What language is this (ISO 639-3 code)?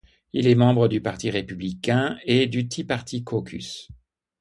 fra